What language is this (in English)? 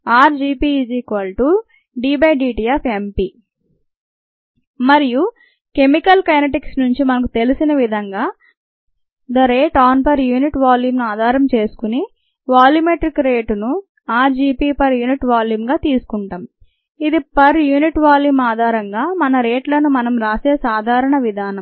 Telugu